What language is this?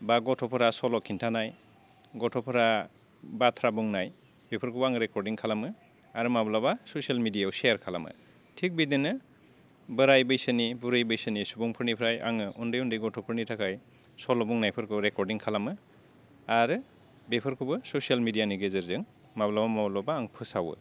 Bodo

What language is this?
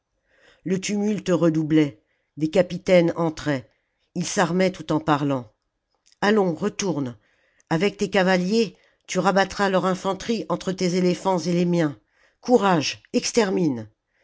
French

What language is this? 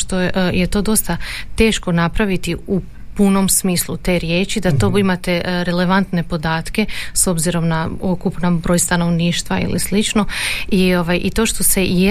Croatian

